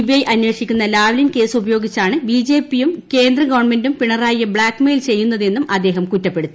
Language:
Malayalam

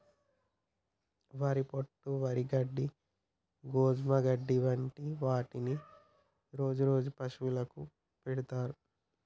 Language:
Telugu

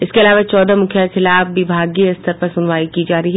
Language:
Hindi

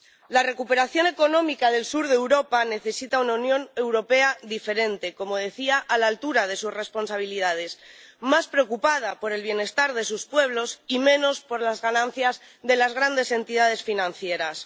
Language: Spanish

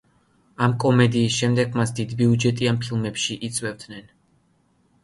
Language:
Georgian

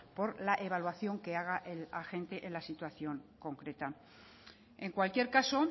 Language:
Spanish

